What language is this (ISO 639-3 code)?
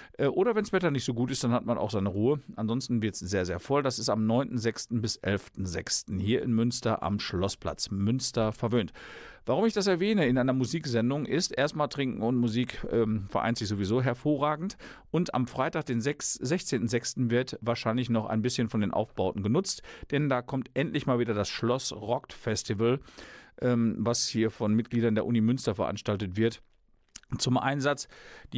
deu